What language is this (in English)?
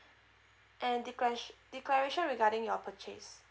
English